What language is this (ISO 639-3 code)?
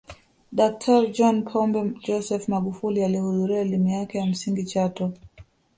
swa